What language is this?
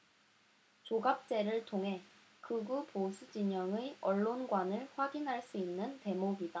Korean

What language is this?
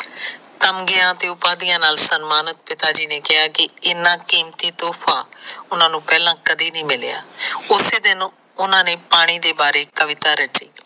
Punjabi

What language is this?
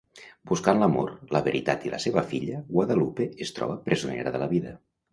Catalan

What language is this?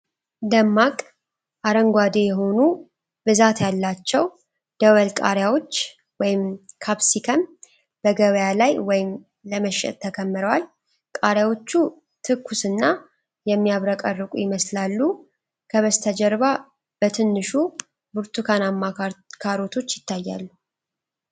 Amharic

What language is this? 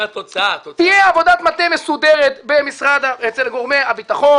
Hebrew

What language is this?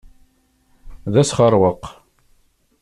Kabyle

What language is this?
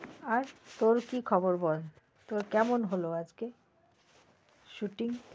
Bangla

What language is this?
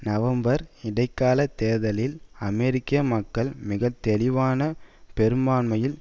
Tamil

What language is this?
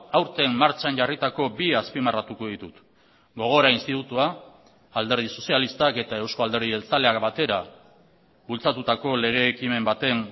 Basque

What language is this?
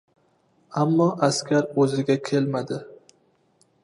Uzbek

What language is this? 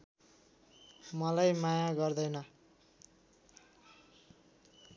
Nepali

